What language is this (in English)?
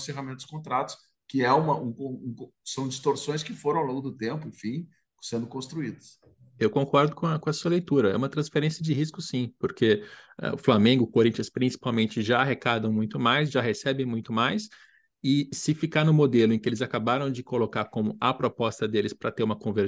Portuguese